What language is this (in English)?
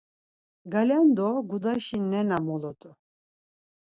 Laz